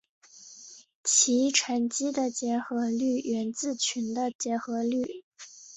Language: Chinese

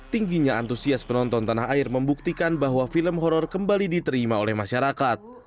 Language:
Indonesian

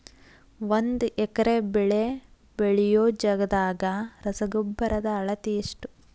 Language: Kannada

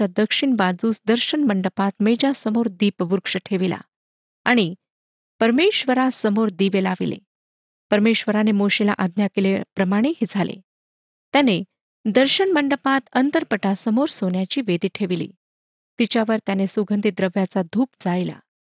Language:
Marathi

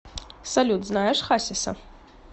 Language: Russian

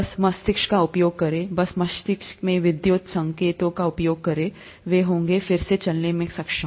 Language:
Hindi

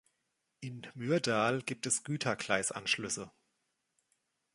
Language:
German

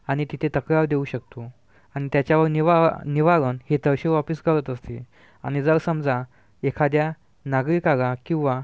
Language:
Marathi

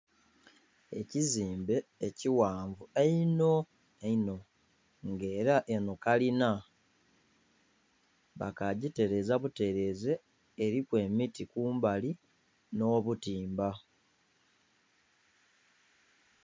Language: Soga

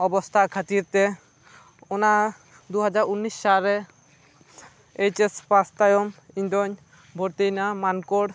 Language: Santali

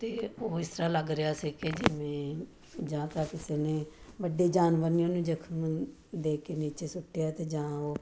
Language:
Punjabi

